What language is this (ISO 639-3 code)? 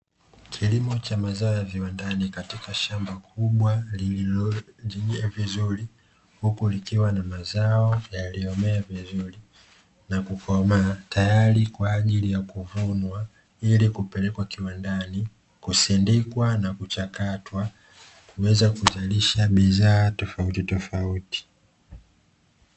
swa